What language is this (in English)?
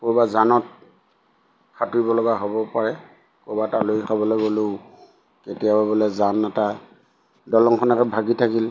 Assamese